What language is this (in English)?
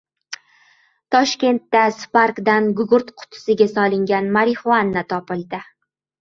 Uzbek